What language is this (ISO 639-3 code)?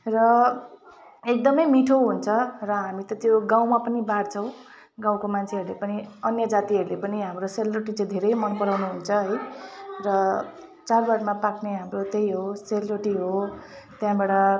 nep